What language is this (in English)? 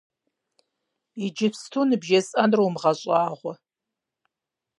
Kabardian